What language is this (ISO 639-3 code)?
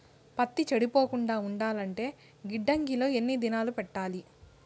tel